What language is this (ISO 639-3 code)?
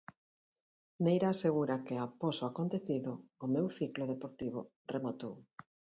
glg